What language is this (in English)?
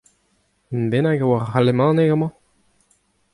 Breton